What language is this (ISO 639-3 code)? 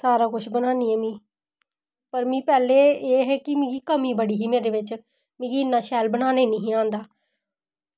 doi